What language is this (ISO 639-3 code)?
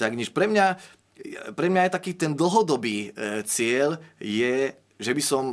slk